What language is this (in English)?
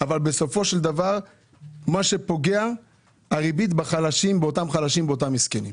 Hebrew